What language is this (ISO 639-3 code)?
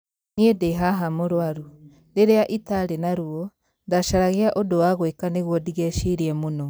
kik